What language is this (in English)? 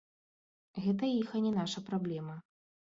Belarusian